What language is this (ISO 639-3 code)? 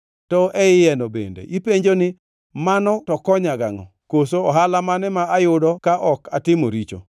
luo